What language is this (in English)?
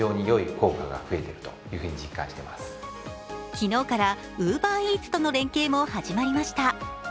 Japanese